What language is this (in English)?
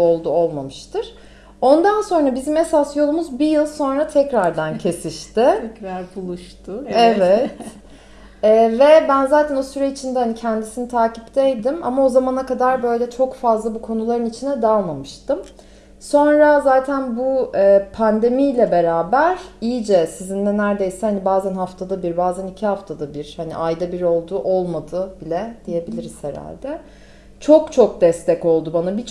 Turkish